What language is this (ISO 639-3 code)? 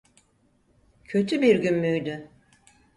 tur